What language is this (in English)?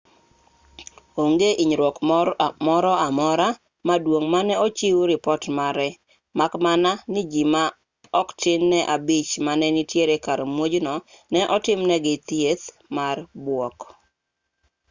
Luo (Kenya and Tanzania)